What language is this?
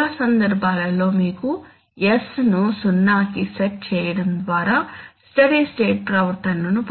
Telugu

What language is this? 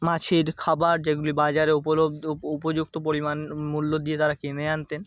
Bangla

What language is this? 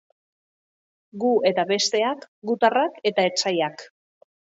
Basque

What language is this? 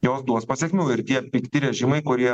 Lithuanian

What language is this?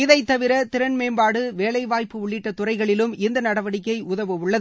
Tamil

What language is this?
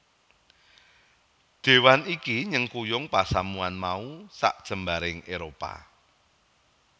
Javanese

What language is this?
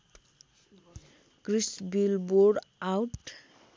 Nepali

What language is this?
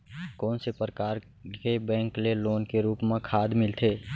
Chhattisgarhi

